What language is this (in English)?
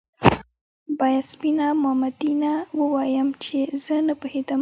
Pashto